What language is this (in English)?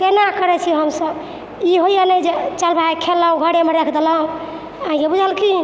Maithili